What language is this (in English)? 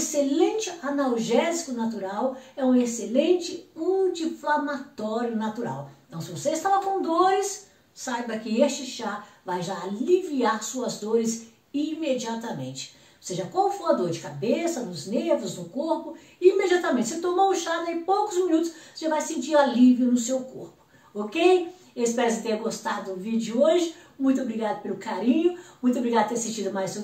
Portuguese